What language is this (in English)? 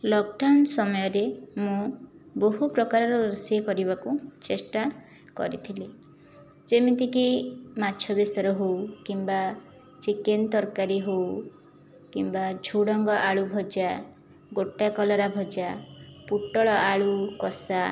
Odia